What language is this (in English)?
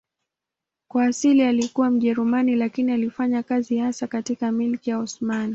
Swahili